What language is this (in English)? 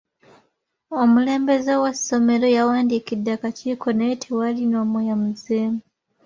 Ganda